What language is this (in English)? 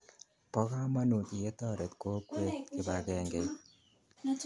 Kalenjin